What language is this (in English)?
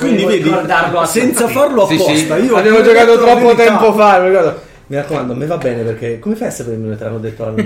Italian